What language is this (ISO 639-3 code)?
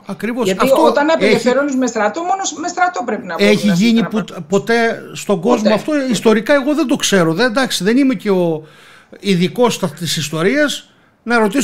ell